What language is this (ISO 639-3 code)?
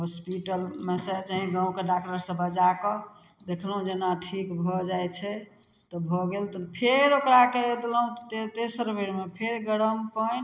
mai